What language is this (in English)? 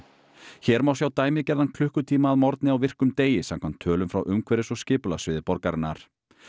Icelandic